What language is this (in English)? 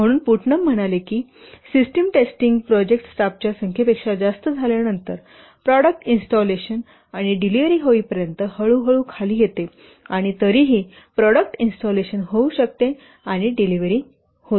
Marathi